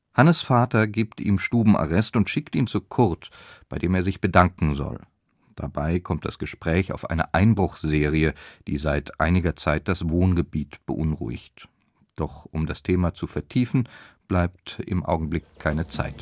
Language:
German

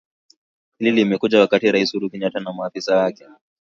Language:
Swahili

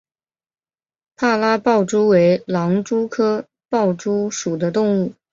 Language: Chinese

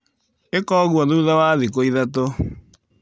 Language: Kikuyu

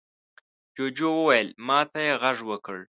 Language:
Pashto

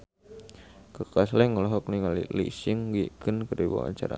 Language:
Sundanese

